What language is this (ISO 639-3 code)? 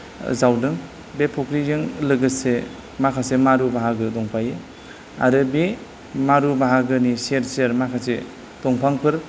brx